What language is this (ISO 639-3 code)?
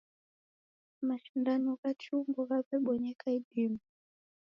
dav